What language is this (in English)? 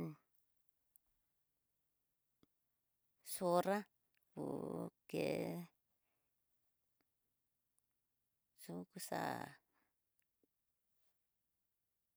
Tidaá Mixtec